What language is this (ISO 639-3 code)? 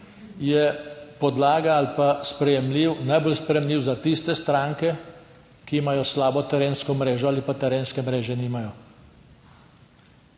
slv